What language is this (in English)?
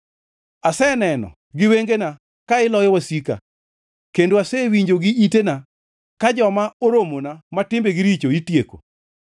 Luo (Kenya and Tanzania)